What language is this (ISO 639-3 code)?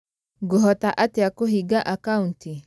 kik